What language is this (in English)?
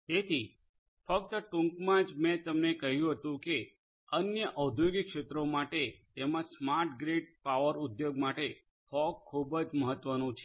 Gujarati